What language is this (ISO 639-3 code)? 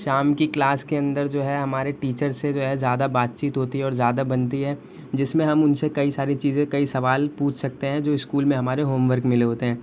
urd